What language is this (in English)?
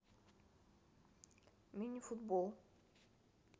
Russian